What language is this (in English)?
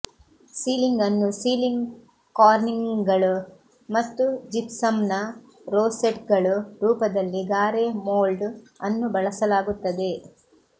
Kannada